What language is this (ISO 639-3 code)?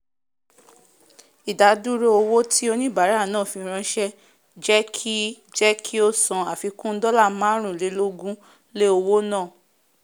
yor